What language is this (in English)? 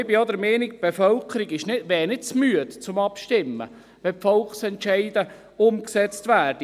Swiss German